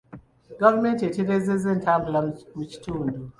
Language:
Ganda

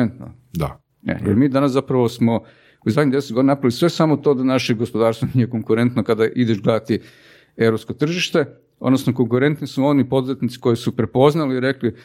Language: Croatian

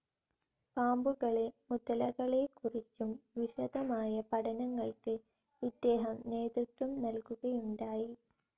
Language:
Malayalam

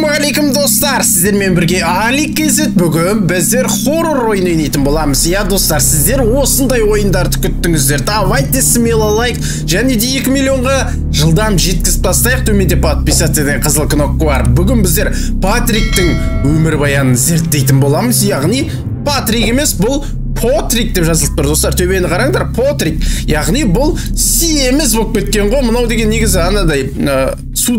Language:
Turkish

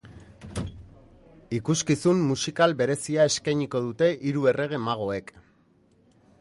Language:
Basque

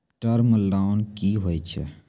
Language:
Maithili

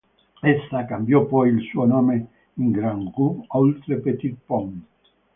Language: Italian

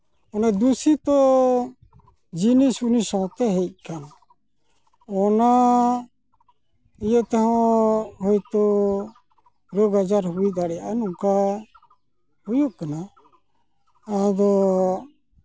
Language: Santali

